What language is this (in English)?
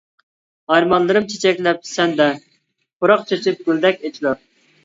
Uyghur